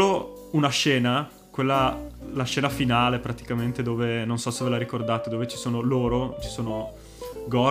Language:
Italian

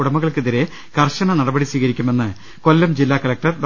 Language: Malayalam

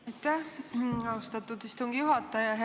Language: Estonian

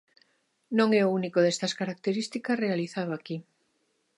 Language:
Galician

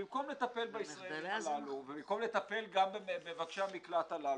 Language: Hebrew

